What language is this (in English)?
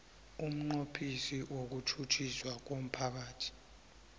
South Ndebele